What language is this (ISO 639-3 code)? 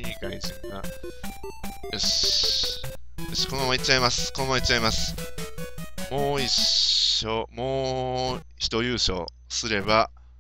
jpn